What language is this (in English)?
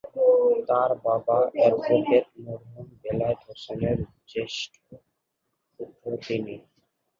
Bangla